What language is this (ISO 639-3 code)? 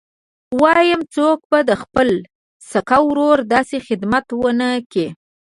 pus